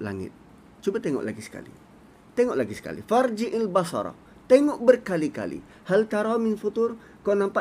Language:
Malay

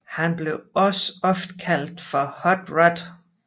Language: Danish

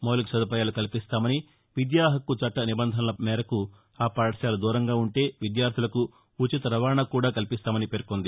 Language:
Telugu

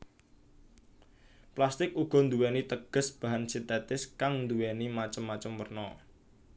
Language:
Javanese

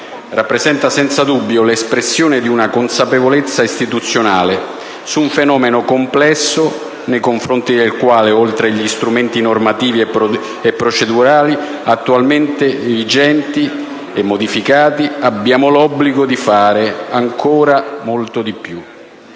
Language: Italian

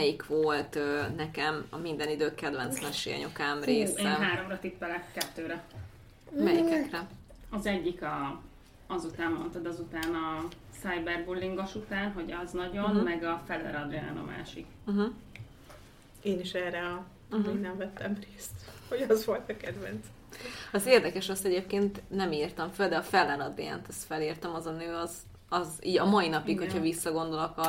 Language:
Hungarian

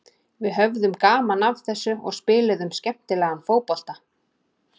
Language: Icelandic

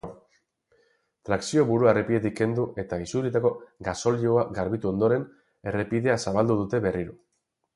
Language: Basque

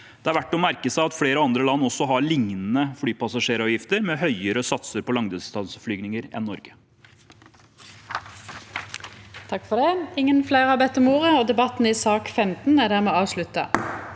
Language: Norwegian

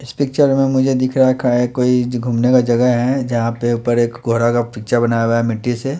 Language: Hindi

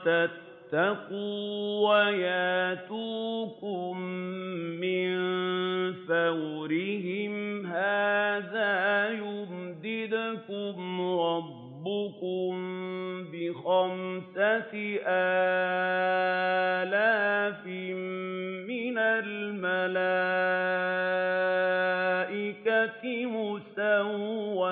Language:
Arabic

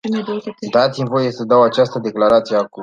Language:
Romanian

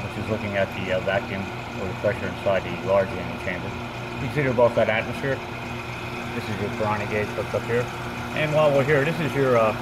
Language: English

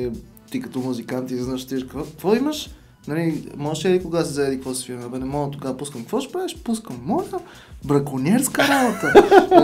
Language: Bulgarian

